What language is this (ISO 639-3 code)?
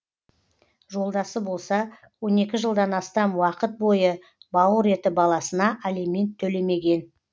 kaz